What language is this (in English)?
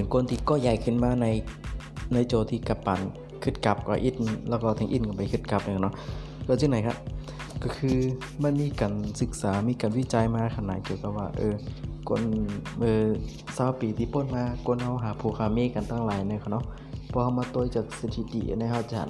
Thai